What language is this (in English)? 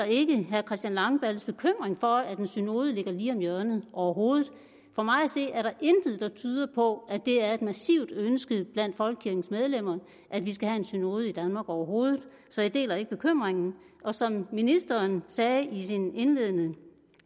Danish